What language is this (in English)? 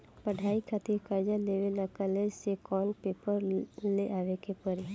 Bhojpuri